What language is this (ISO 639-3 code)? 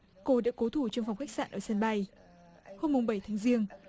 vie